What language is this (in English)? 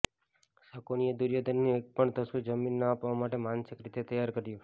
Gujarati